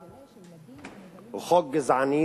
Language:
Hebrew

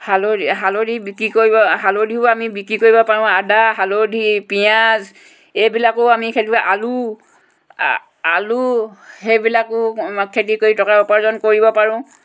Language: Assamese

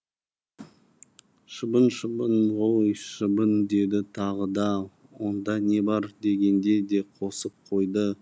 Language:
Kazakh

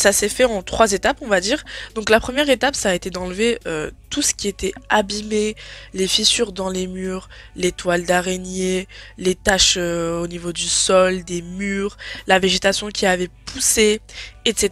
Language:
French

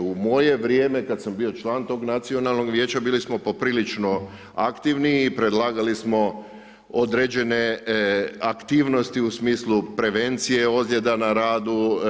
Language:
Croatian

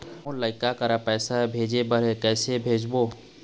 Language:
Chhattisgarhi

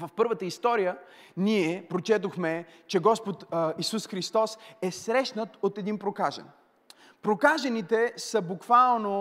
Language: Bulgarian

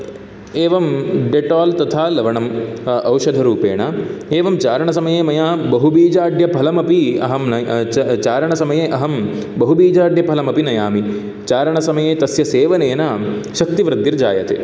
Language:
Sanskrit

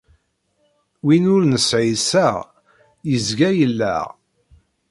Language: Kabyle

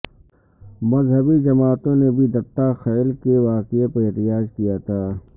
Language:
Urdu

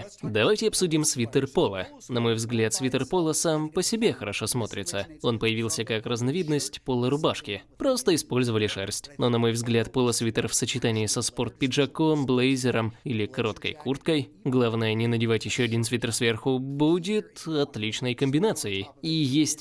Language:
Russian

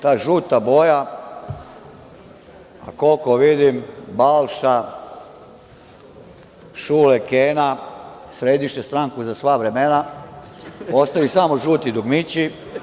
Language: Serbian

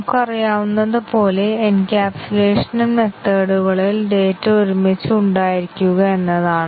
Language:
Malayalam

